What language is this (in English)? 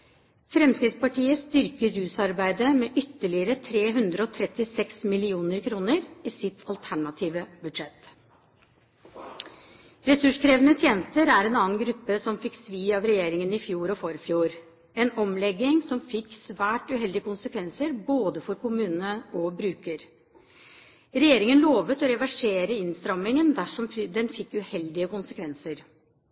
Norwegian Bokmål